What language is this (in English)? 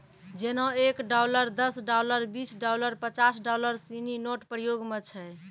Maithili